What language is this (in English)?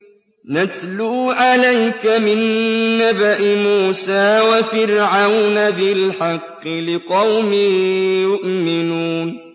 Arabic